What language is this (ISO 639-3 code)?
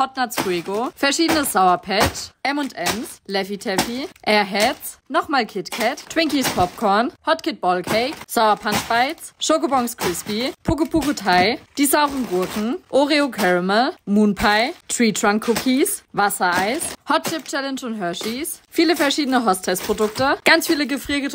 deu